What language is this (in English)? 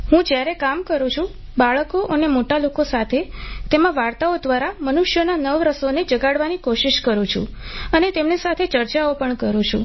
Gujarati